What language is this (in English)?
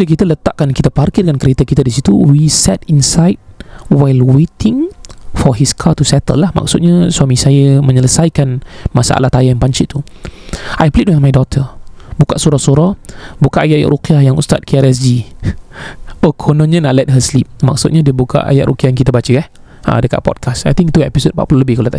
Malay